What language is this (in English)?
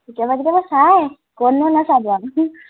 Assamese